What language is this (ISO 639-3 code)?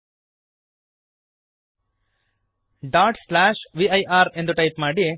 kan